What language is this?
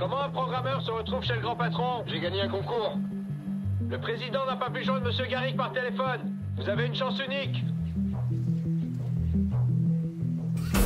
French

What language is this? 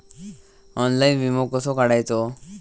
Marathi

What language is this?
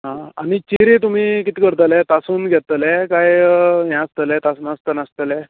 Konkani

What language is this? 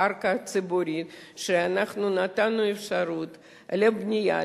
Hebrew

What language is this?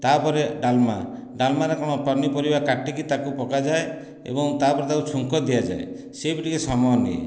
Odia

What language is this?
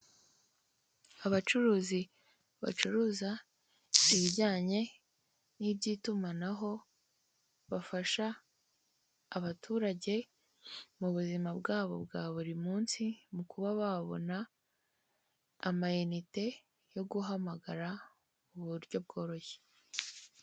Kinyarwanda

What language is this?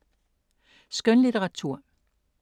Danish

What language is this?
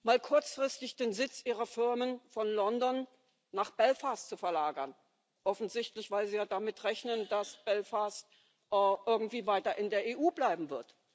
German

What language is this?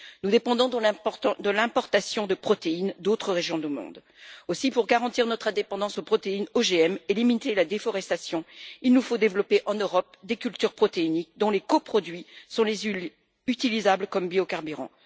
French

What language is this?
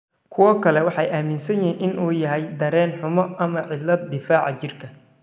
Somali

